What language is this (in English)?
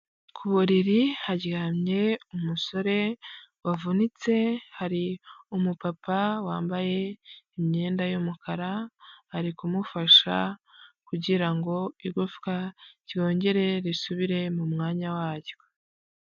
Kinyarwanda